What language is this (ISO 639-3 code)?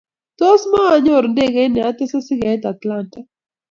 kln